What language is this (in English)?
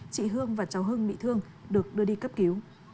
Vietnamese